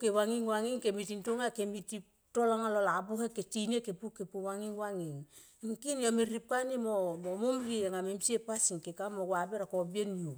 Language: Tomoip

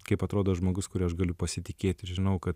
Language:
Lithuanian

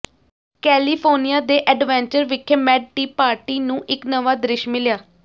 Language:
Punjabi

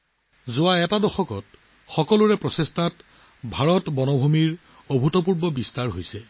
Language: Assamese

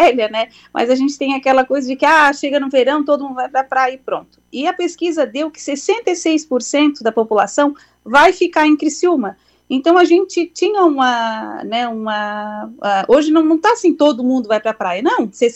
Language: Portuguese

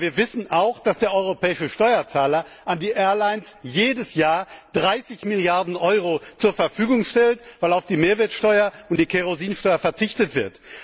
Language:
German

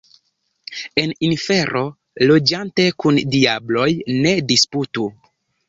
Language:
Esperanto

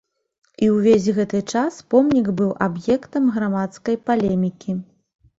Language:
Belarusian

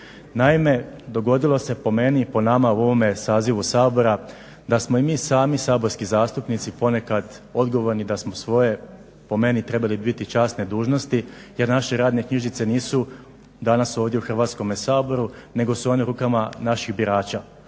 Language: Croatian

